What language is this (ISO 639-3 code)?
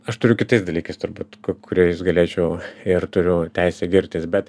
lit